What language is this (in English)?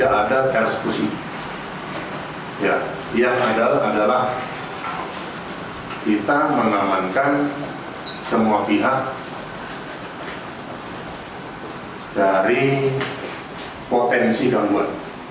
Indonesian